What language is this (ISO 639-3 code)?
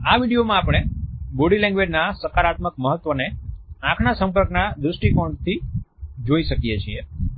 guj